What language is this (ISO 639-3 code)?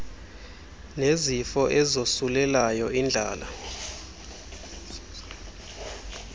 xho